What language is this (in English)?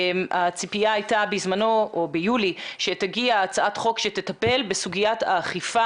Hebrew